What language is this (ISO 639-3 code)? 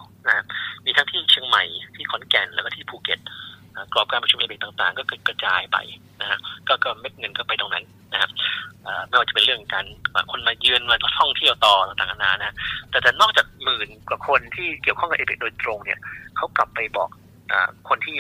tha